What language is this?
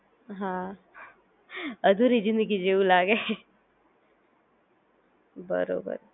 Gujarati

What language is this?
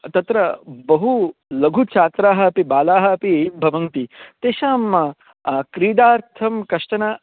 Sanskrit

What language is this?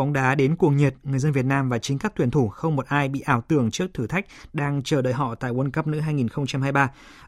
Vietnamese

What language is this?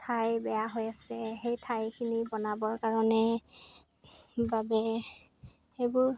Assamese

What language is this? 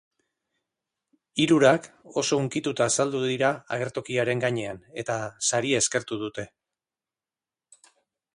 Basque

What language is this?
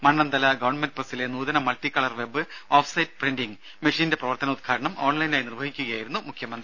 Malayalam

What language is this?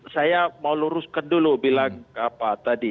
Indonesian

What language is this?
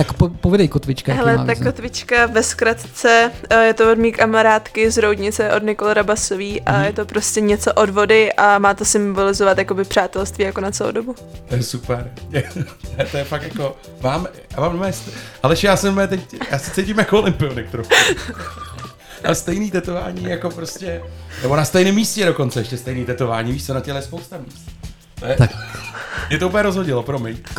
Czech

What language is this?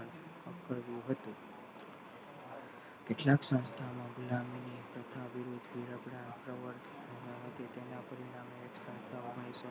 Gujarati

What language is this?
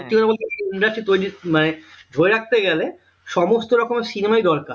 Bangla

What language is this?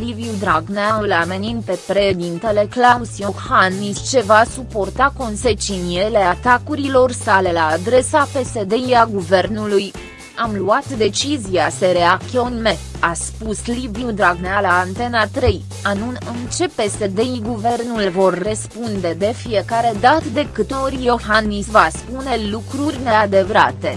Romanian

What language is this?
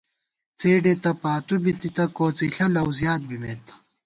Gawar-Bati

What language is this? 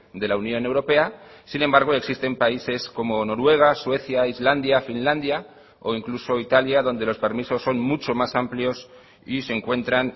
Spanish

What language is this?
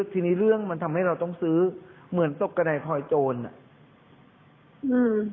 Thai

